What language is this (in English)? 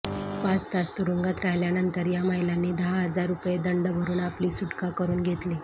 Marathi